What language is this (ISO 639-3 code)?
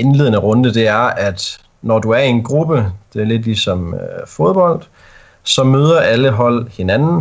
dan